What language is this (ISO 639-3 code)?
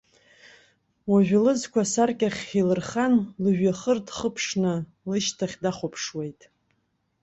abk